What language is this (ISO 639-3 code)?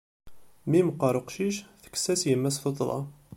kab